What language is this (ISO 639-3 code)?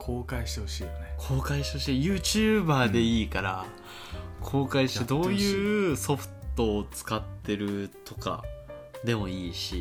jpn